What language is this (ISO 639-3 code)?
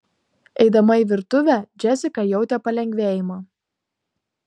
lit